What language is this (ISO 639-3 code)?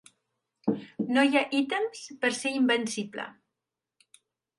cat